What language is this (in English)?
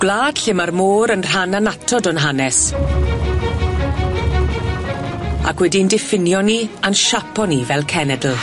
Welsh